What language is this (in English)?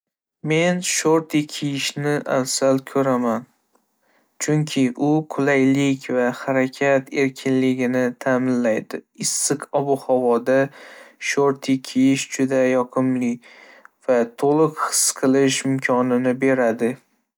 Uzbek